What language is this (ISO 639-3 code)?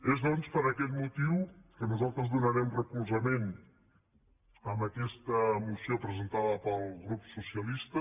cat